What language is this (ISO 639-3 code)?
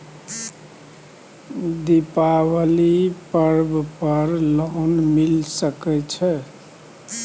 mai